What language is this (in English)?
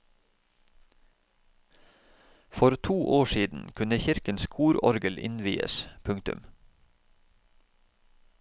Norwegian